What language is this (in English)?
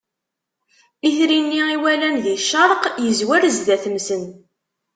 Kabyle